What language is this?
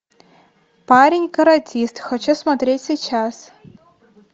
Russian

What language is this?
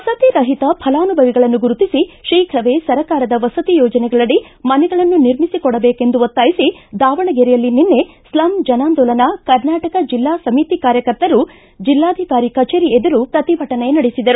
Kannada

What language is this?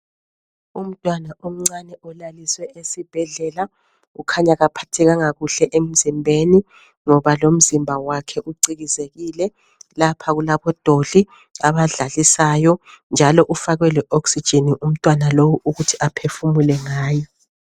North Ndebele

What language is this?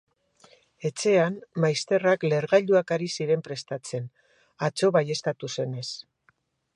Basque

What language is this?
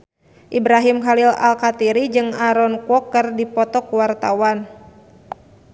Sundanese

